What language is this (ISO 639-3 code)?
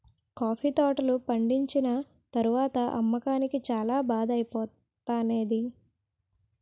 tel